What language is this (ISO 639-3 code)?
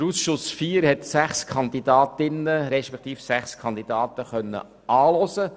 gsw